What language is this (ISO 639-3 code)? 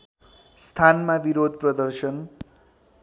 nep